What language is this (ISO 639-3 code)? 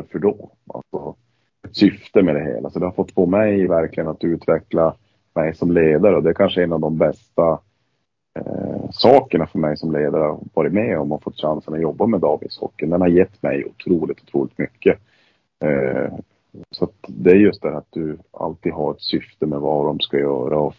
swe